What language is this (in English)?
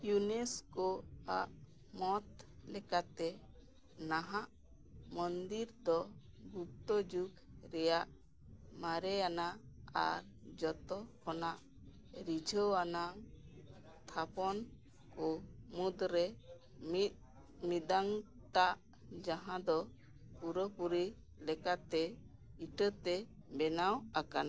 Santali